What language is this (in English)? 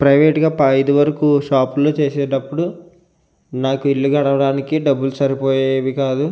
Telugu